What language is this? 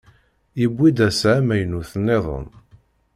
Kabyle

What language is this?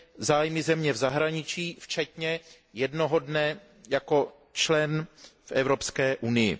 Czech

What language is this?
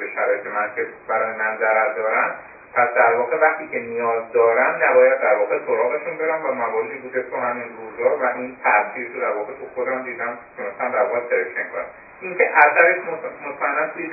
Persian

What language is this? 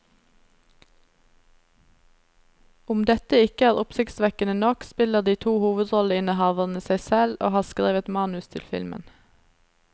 Norwegian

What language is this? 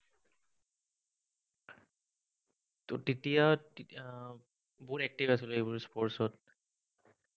Assamese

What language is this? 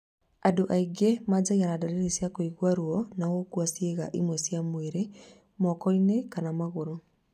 Kikuyu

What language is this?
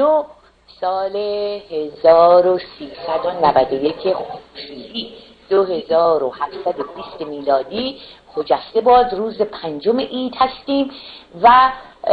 Persian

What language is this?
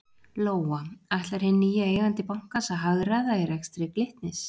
Icelandic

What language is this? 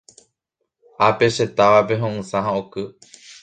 Guarani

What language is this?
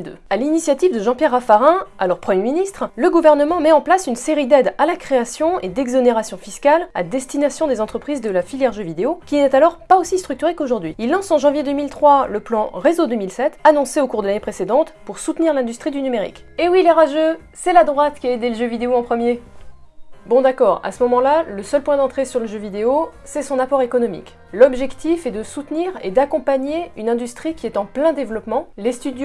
French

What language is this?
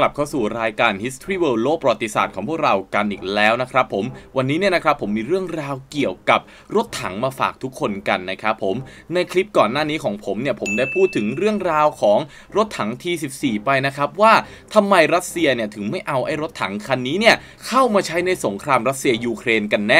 Thai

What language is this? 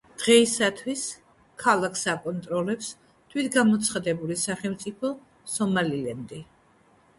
Georgian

